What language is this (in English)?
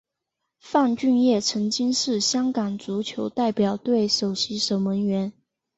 Chinese